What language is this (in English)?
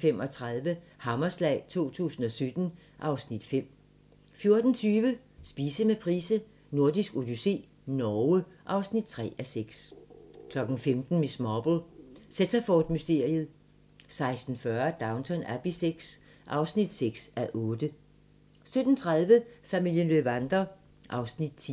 Danish